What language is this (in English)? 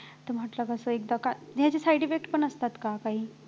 Marathi